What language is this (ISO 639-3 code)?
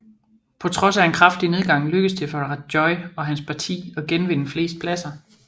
dan